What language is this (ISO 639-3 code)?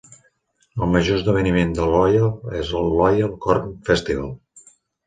cat